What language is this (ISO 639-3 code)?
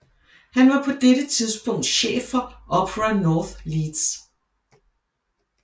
dan